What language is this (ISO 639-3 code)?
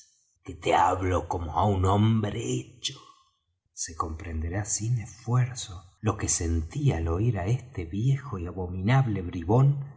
spa